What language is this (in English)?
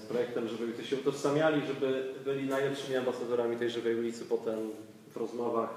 Polish